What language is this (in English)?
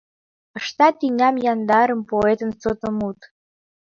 Mari